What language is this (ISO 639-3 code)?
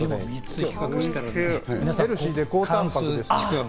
jpn